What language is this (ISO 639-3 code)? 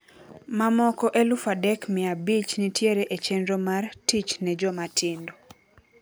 luo